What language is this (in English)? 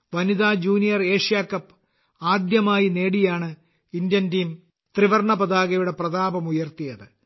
Malayalam